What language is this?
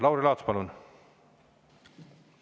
Estonian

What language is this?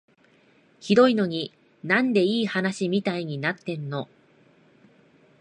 Japanese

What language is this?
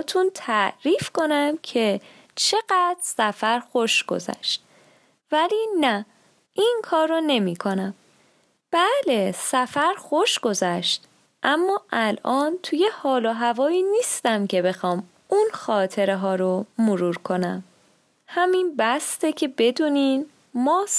Persian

